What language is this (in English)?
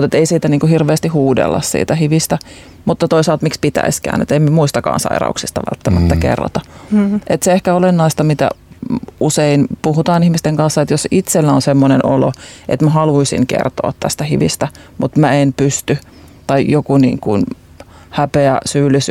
Finnish